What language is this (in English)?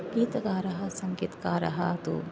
Sanskrit